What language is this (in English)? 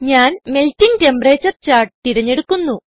Malayalam